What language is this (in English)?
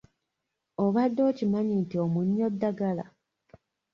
Ganda